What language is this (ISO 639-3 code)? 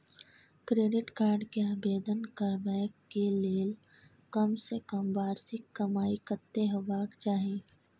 mai